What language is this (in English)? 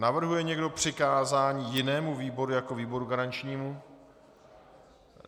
Czech